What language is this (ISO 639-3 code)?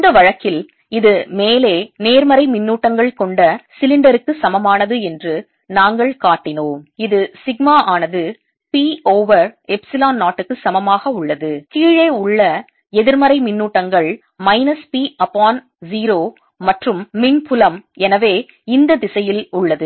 tam